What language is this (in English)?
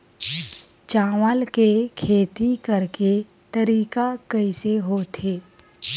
Chhattisgarhi